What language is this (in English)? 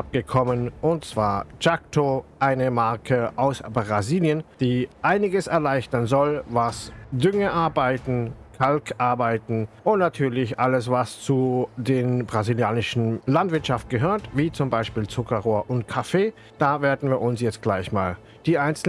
German